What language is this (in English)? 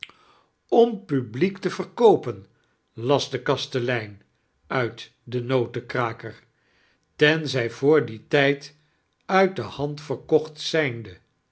Dutch